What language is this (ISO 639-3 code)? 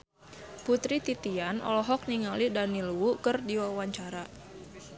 sun